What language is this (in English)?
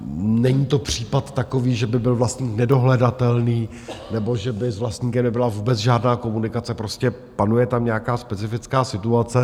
Czech